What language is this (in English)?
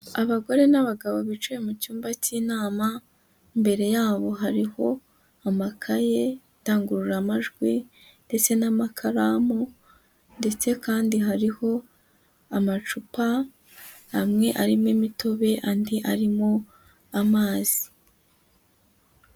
Kinyarwanda